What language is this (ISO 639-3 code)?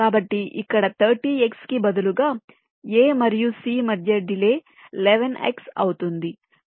tel